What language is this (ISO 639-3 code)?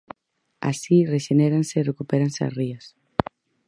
glg